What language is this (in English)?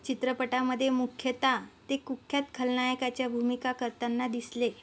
Marathi